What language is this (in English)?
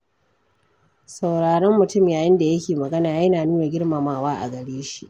Hausa